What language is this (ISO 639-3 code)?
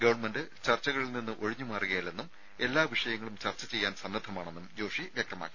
mal